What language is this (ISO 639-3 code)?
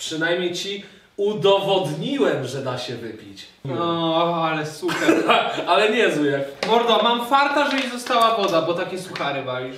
pol